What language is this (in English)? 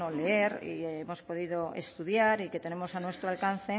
Spanish